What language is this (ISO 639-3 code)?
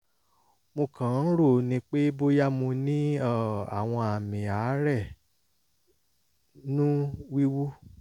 yor